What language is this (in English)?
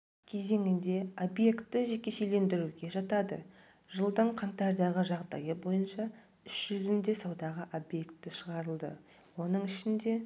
Kazakh